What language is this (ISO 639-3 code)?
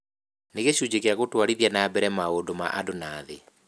kik